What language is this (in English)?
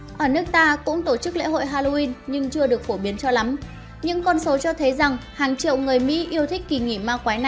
Vietnamese